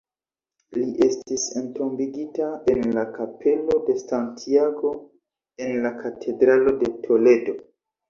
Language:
Esperanto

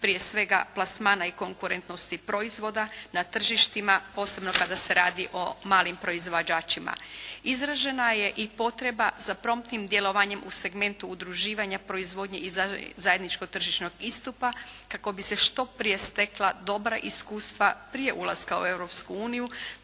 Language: Croatian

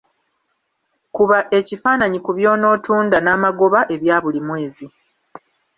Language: Ganda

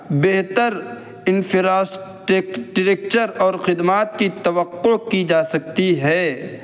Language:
Urdu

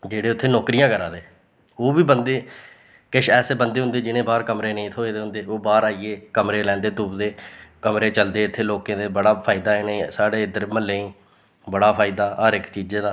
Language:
Dogri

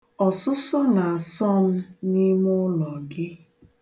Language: Igbo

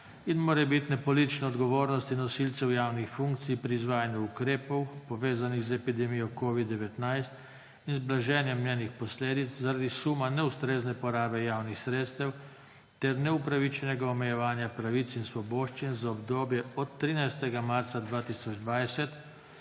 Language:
Slovenian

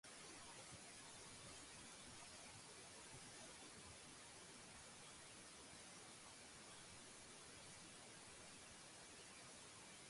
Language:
Georgian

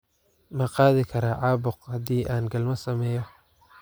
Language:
Somali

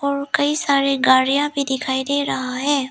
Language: Hindi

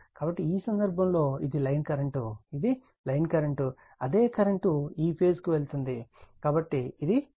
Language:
Telugu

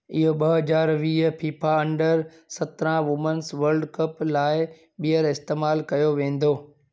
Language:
Sindhi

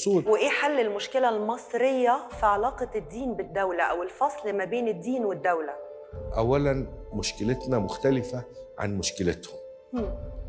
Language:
Arabic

